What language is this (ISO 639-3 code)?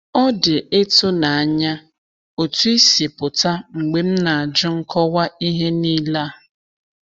ibo